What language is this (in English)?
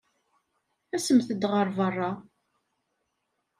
Kabyle